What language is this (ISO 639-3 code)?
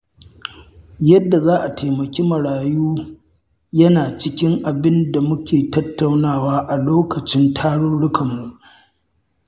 hau